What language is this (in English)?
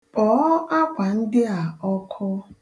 Igbo